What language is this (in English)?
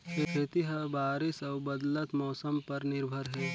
Chhattisgarhi